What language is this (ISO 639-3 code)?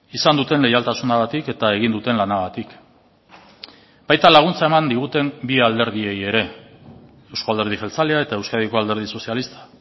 eus